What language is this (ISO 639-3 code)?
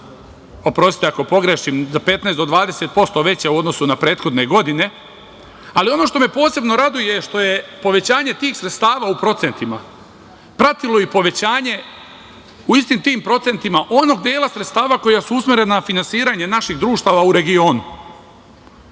srp